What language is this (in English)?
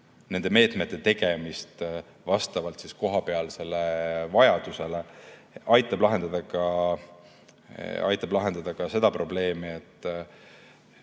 Estonian